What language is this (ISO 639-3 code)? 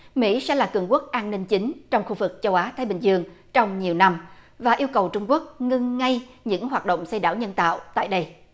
vie